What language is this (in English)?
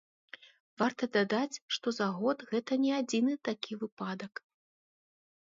Belarusian